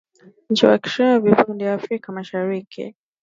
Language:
Swahili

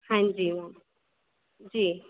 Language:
Dogri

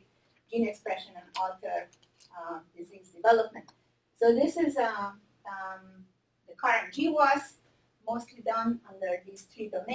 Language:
English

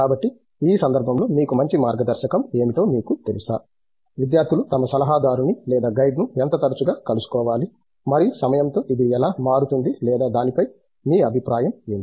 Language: Telugu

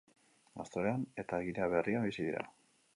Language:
Basque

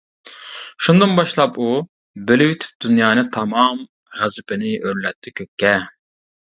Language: Uyghur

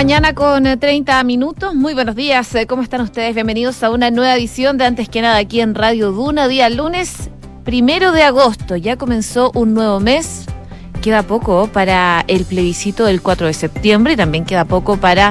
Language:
Spanish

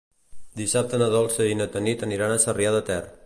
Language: Catalan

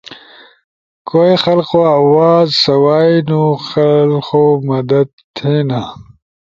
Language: Ushojo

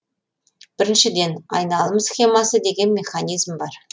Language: Kazakh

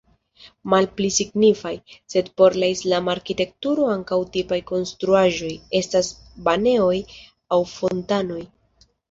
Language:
Esperanto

